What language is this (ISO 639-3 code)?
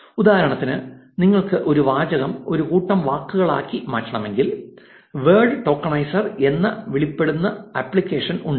mal